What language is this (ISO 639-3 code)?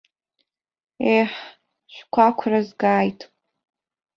abk